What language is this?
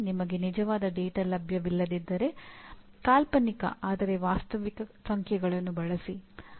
Kannada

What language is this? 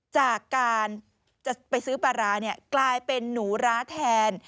Thai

